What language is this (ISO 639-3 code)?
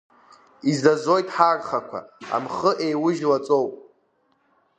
abk